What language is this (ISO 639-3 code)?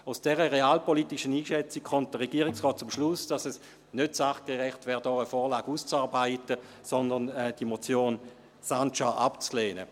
gsw